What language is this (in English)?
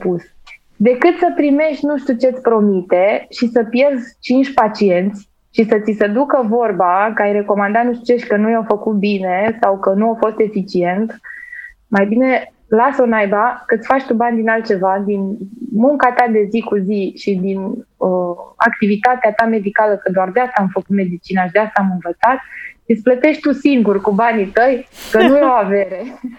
Romanian